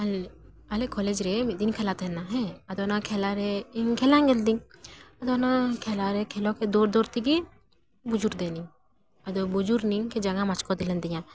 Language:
Santali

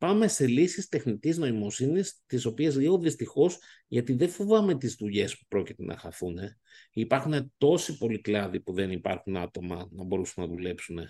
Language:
Greek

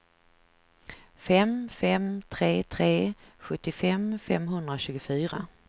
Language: Swedish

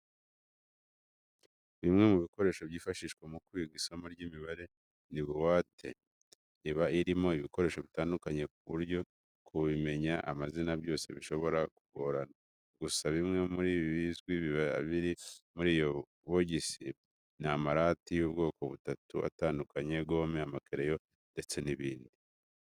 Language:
Kinyarwanda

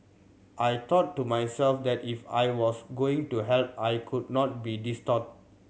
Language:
English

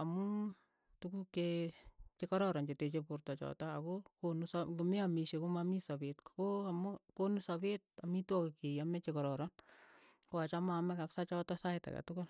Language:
Keiyo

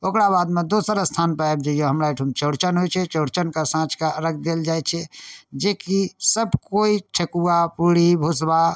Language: Maithili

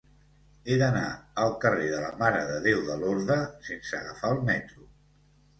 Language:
Catalan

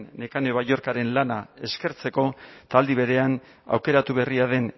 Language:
Basque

